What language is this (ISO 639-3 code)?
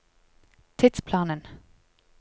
nor